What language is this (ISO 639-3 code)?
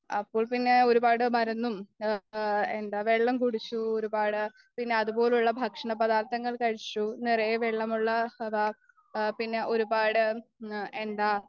mal